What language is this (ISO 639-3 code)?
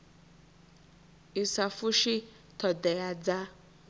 ven